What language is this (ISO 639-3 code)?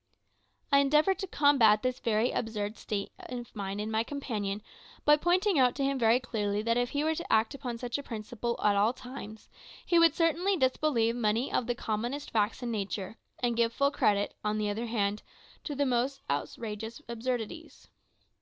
eng